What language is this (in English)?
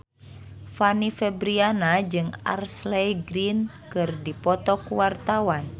Sundanese